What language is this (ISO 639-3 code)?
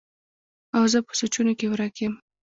pus